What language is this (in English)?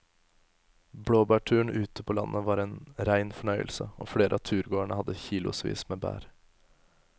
Norwegian